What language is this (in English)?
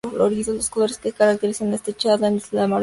Spanish